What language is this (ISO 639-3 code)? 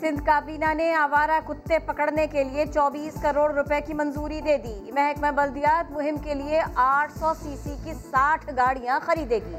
urd